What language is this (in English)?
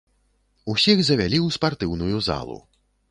Belarusian